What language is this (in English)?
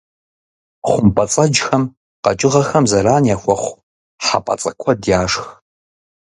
Kabardian